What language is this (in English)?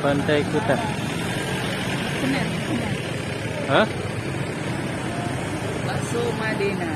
Indonesian